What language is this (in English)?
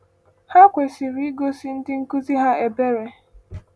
Igbo